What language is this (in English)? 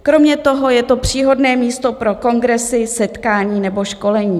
Czech